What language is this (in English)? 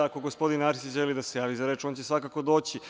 Serbian